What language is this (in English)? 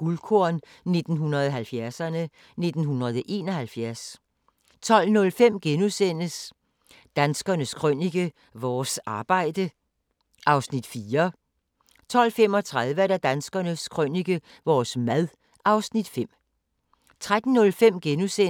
Danish